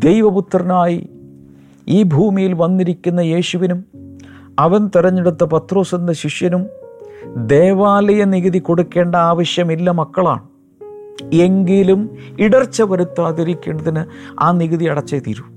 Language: Malayalam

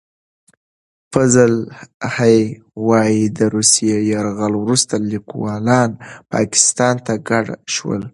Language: Pashto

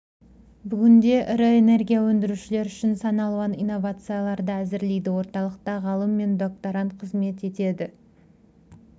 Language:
Kazakh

